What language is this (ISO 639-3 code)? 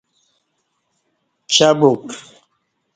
bsh